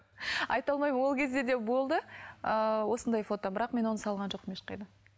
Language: Kazakh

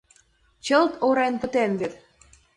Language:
Mari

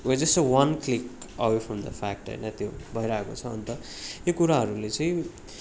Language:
Nepali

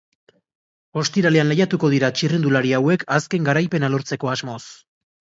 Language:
Basque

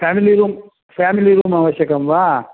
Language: Sanskrit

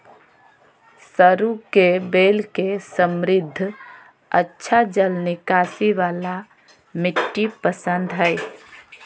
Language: Magahi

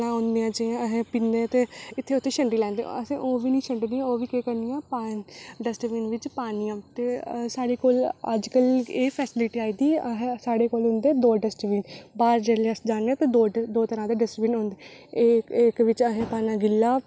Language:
Dogri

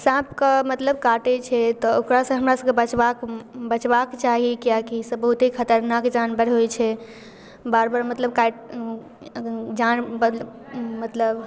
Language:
Maithili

